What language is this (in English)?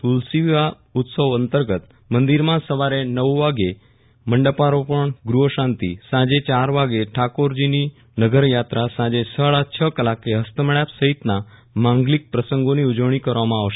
Gujarati